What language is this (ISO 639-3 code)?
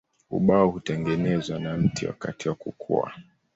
swa